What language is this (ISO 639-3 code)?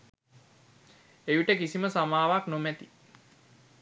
sin